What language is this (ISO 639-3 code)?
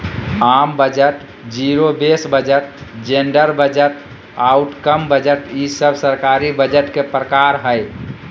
mag